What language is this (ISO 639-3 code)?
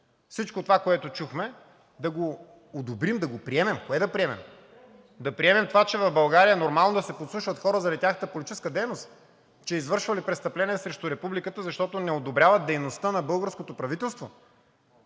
bul